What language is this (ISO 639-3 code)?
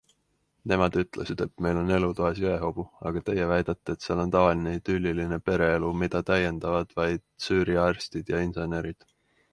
est